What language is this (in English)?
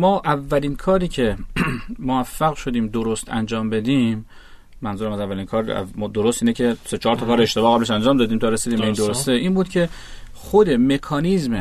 Persian